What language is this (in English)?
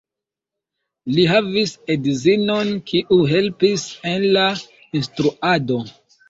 Esperanto